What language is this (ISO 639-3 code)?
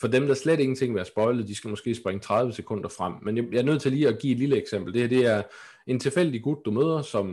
dan